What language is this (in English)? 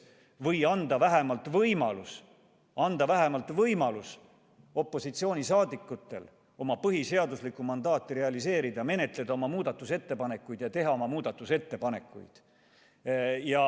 Estonian